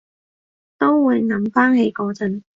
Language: Cantonese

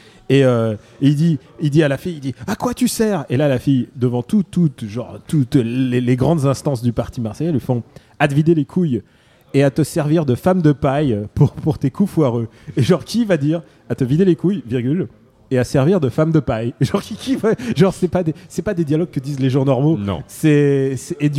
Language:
French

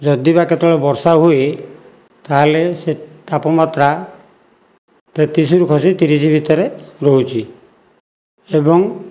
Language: Odia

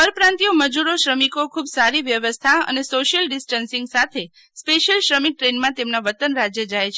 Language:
Gujarati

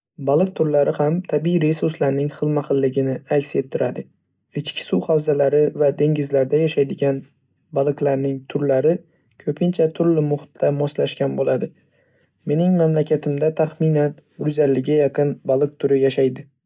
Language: Uzbek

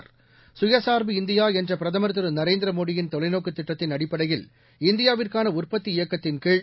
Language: Tamil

